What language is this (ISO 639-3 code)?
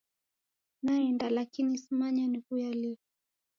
dav